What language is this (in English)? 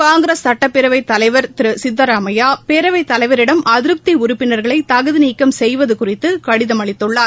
Tamil